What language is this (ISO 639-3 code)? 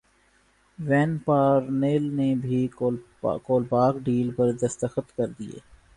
urd